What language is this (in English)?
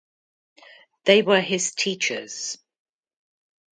English